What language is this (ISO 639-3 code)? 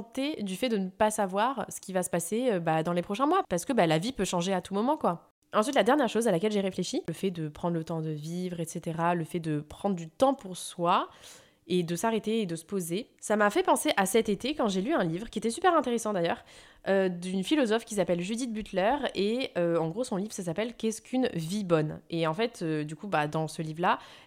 fra